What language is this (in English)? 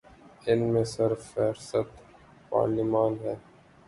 Urdu